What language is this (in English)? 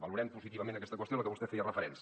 Catalan